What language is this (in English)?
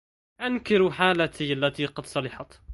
Arabic